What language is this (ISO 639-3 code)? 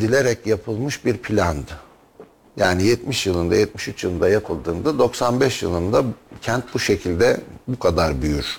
tur